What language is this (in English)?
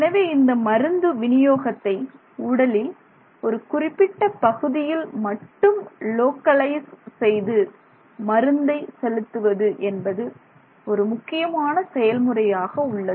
Tamil